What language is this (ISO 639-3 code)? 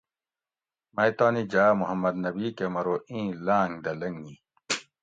gwc